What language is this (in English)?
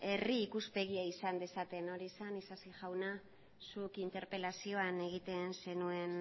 Basque